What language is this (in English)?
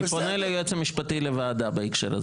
Hebrew